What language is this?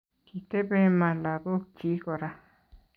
Kalenjin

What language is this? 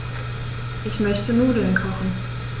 German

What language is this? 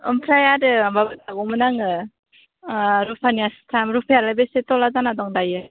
Bodo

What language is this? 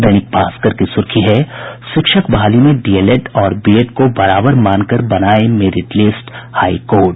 Hindi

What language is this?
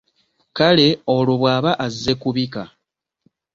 Ganda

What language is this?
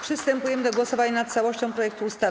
Polish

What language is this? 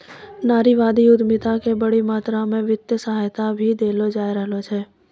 Maithili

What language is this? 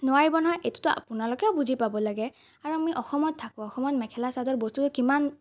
Assamese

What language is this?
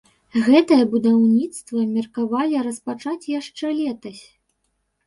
Belarusian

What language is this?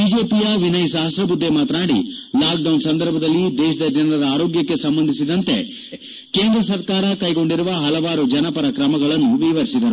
Kannada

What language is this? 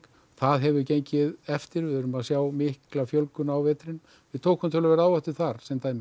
Icelandic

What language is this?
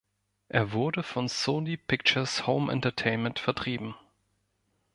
German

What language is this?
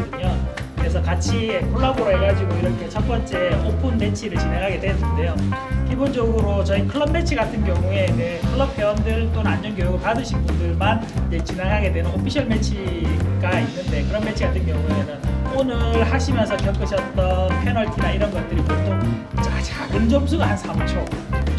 Korean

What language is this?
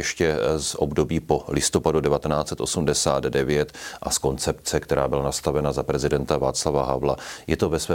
Czech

